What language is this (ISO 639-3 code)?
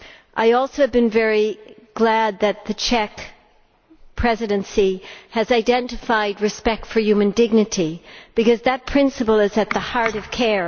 eng